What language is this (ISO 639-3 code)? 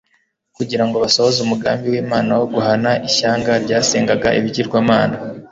kin